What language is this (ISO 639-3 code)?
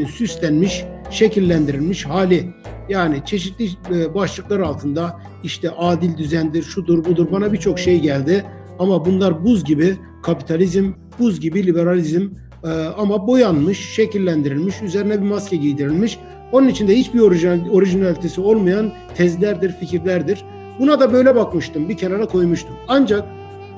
tur